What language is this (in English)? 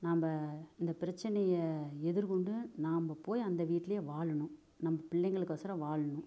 Tamil